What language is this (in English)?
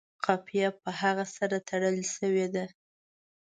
Pashto